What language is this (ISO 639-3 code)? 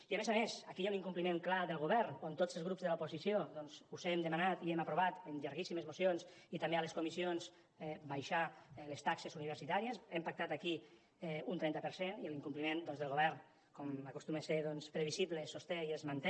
cat